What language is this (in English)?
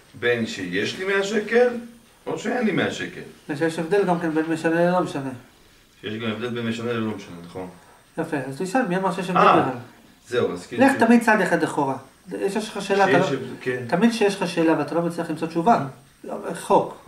Hebrew